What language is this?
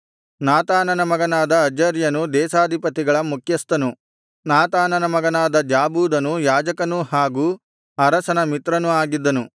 Kannada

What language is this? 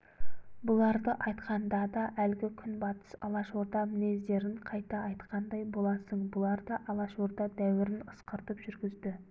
Kazakh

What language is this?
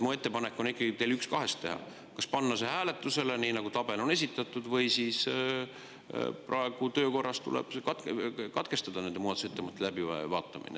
Estonian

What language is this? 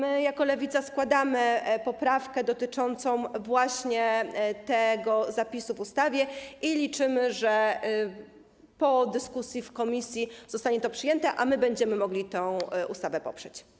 Polish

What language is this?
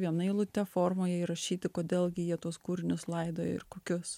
Lithuanian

